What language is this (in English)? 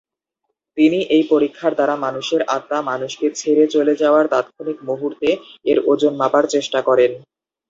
Bangla